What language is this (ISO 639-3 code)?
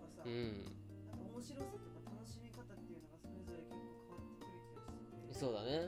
jpn